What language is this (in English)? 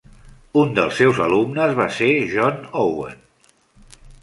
Catalan